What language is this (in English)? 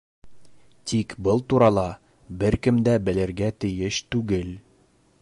Bashkir